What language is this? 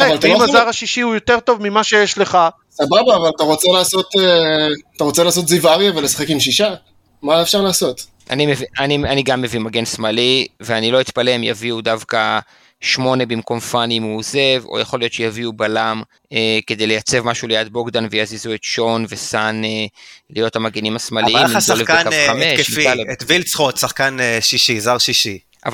Hebrew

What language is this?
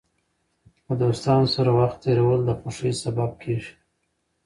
Pashto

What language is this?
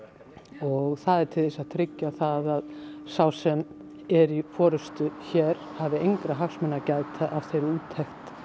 Icelandic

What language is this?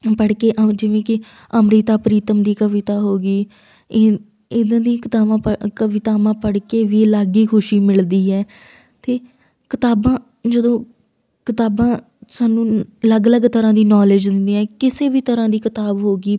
Punjabi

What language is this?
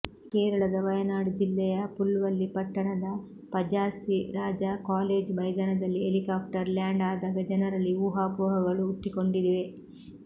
Kannada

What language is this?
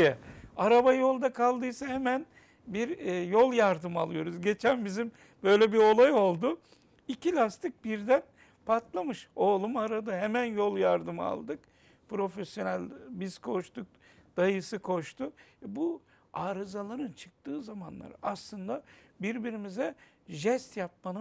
Turkish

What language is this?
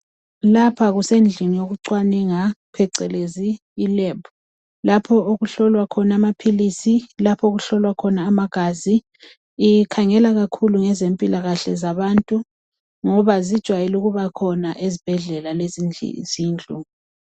North Ndebele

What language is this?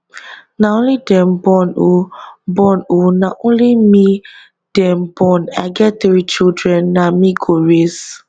Nigerian Pidgin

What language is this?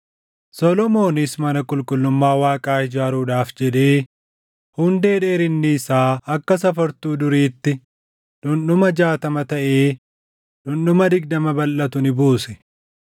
Oromo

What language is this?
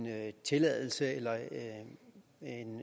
Danish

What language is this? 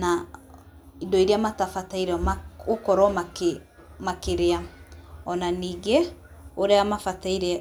Kikuyu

